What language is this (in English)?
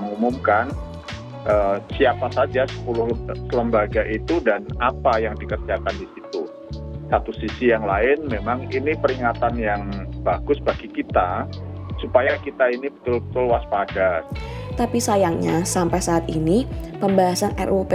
Indonesian